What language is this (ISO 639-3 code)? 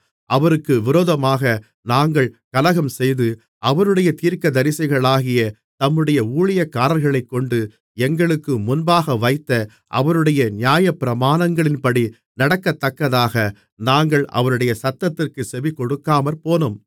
tam